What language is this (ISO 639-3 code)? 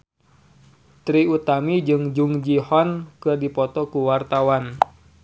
sun